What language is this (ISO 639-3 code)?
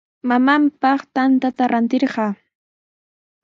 qws